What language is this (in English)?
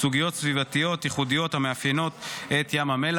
Hebrew